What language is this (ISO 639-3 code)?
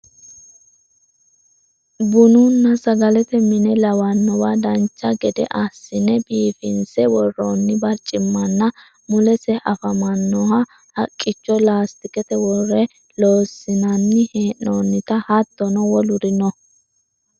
sid